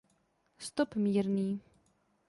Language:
Czech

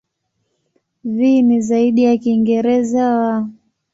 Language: Swahili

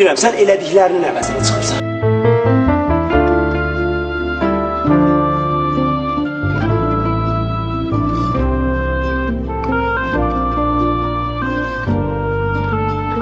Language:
Turkish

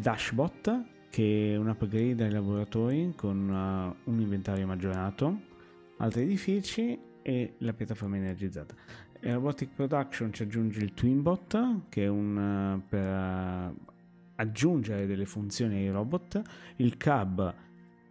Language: Italian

